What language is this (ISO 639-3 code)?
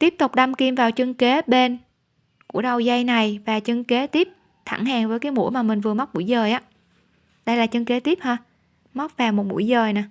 vie